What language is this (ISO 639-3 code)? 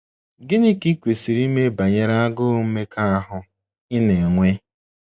ibo